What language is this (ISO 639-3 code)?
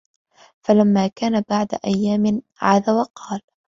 ara